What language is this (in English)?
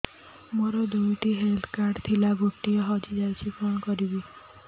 Odia